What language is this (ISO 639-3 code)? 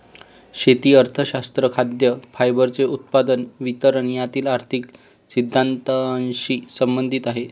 mar